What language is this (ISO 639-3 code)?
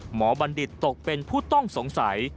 tha